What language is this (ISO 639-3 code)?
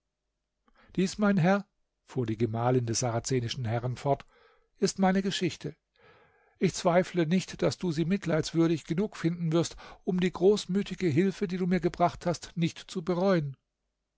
deu